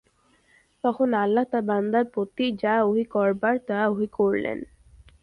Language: Bangla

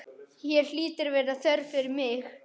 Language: Icelandic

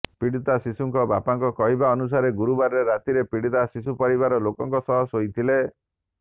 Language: Odia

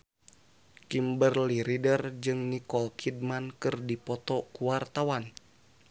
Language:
Sundanese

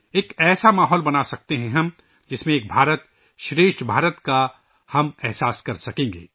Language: Urdu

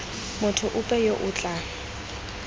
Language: Tswana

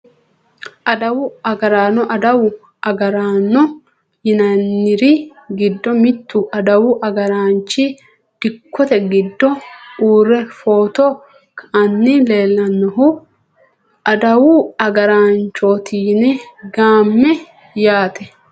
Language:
Sidamo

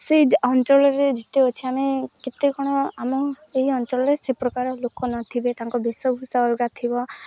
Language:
Odia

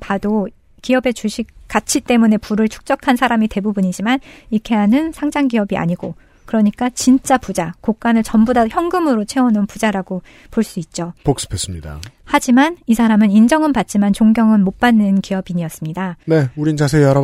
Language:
Korean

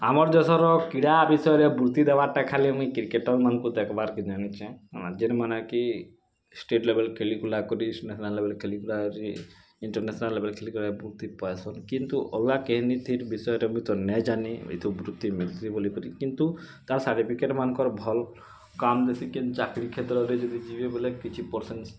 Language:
Odia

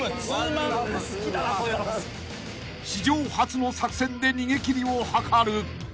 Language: Japanese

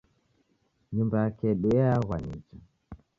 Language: Taita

